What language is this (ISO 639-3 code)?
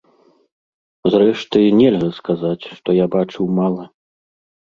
bel